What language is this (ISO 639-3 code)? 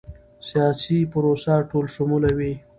pus